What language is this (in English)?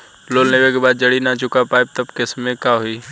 Bhojpuri